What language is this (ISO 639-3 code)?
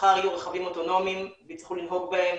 heb